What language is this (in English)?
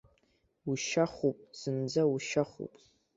Abkhazian